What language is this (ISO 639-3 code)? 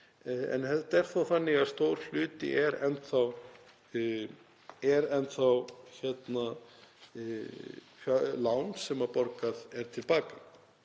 isl